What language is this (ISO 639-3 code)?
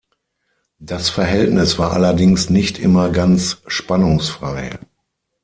deu